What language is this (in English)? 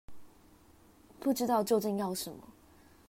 Chinese